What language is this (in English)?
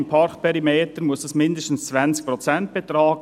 Swiss German